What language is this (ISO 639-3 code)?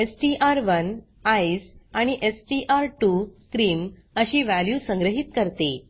mar